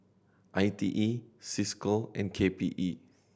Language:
English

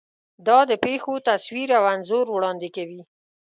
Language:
Pashto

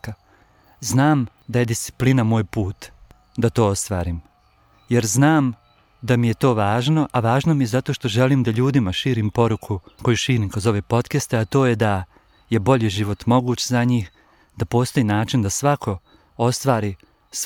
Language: Croatian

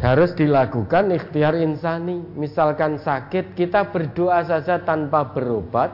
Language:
Indonesian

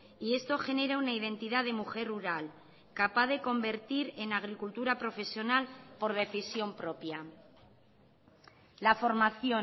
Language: Spanish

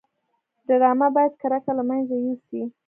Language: Pashto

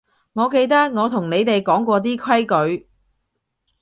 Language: Cantonese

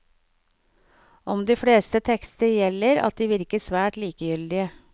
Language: Norwegian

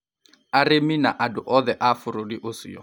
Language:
Kikuyu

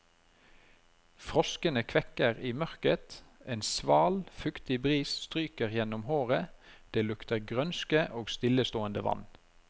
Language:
Norwegian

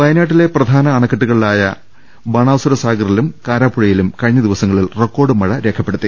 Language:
Malayalam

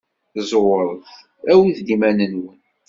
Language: Kabyle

